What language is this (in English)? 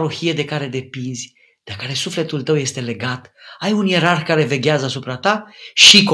Romanian